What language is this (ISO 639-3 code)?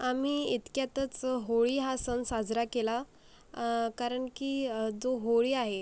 mar